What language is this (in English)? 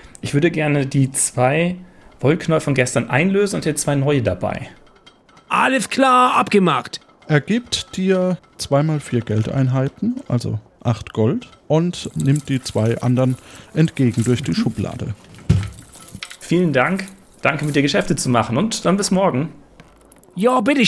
German